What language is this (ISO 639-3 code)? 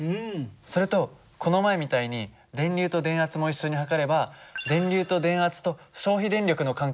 jpn